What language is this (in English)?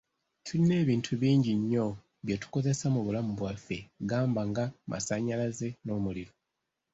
Ganda